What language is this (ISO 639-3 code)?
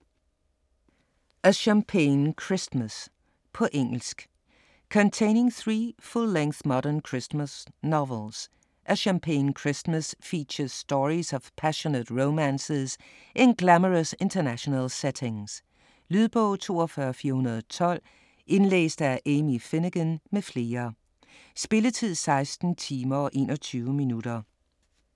dan